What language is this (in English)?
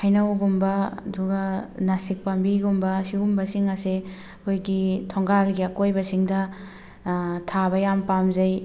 Manipuri